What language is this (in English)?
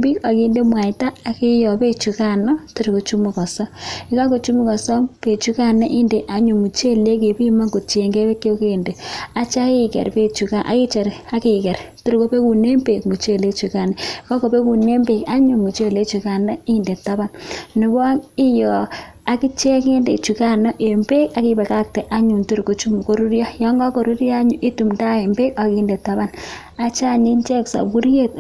Kalenjin